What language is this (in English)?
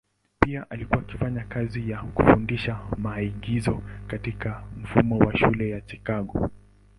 Swahili